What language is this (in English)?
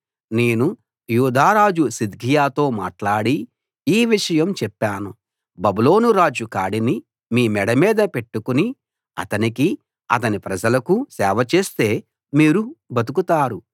Telugu